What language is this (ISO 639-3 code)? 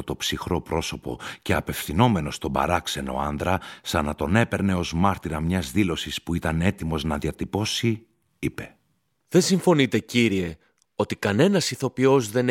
ell